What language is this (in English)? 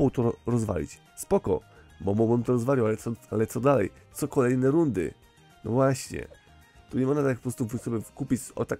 Polish